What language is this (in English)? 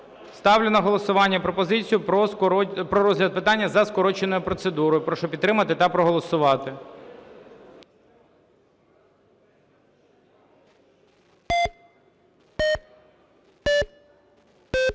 Ukrainian